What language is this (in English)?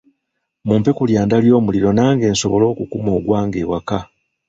Ganda